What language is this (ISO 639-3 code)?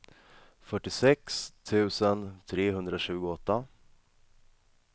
swe